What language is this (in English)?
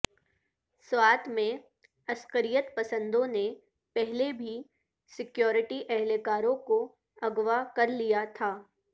Urdu